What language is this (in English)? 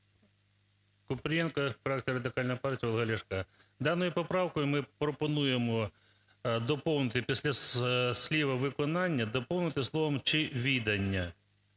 Ukrainian